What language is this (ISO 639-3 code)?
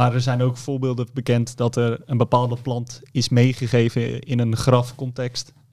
nld